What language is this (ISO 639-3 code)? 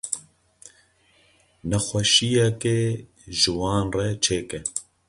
kur